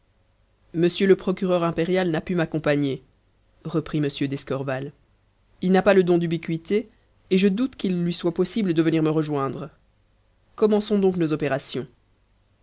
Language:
French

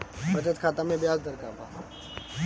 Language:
Bhojpuri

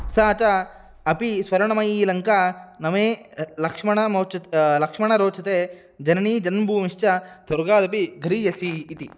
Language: Sanskrit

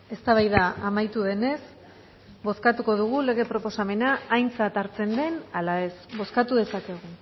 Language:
Basque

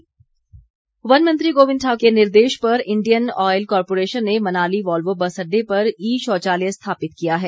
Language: Hindi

